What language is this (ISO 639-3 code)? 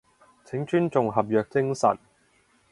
yue